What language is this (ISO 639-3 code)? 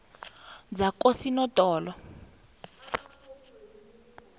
nbl